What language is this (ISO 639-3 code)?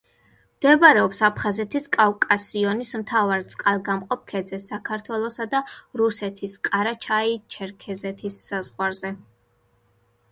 kat